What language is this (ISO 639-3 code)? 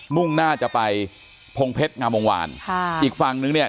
tha